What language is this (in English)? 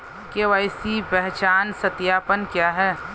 Hindi